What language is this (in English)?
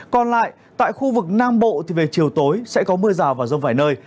Vietnamese